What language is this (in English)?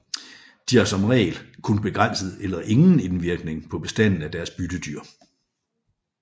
Danish